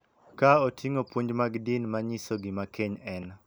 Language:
Luo (Kenya and Tanzania)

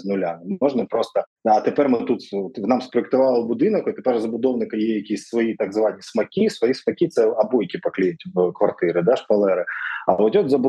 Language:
Ukrainian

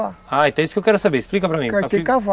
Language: Portuguese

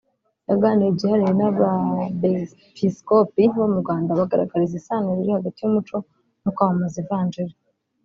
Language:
Kinyarwanda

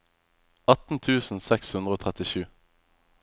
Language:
Norwegian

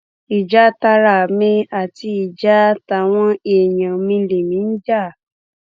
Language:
Yoruba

